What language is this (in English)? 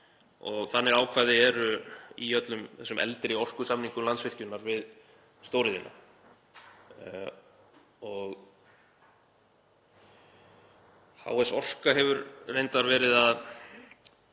Icelandic